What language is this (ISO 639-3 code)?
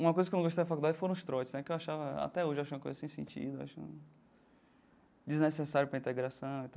por